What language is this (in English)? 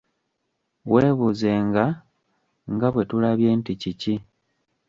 Ganda